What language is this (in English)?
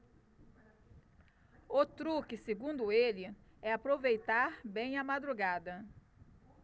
Portuguese